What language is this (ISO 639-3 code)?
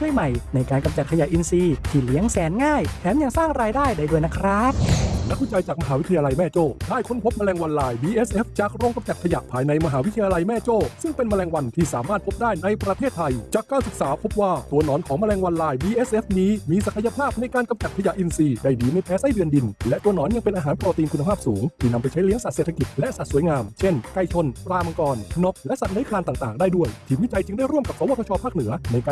tha